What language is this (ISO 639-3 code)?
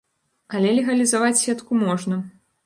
bel